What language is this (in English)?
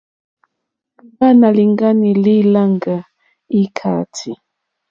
Mokpwe